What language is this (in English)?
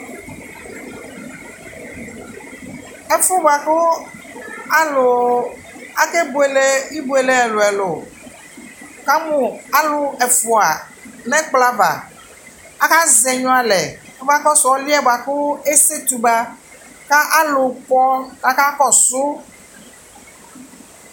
Ikposo